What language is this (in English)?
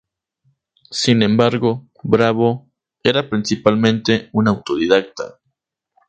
Spanish